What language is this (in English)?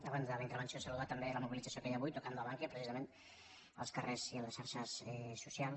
Catalan